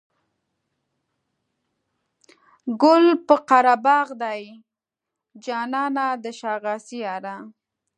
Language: Pashto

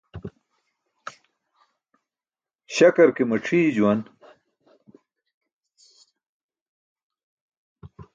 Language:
Burushaski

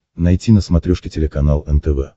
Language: Russian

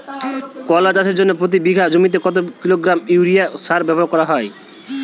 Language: Bangla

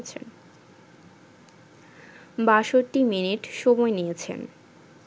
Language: Bangla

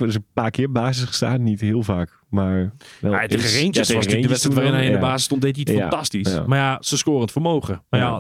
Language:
Dutch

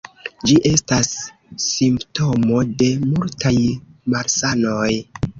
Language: Esperanto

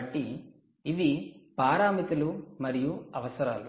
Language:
Telugu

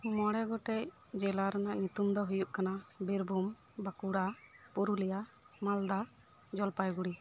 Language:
Santali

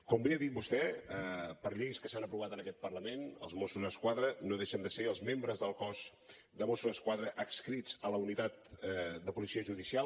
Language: Catalan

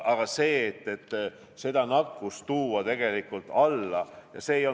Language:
Estonian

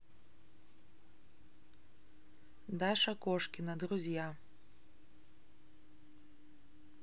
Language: Russian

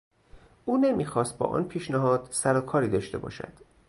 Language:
Persian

